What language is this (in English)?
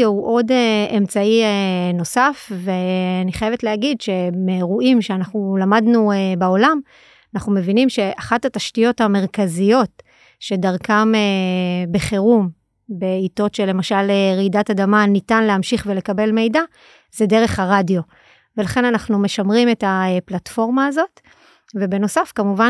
Hebrew